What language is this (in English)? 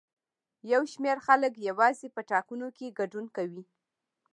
Pashto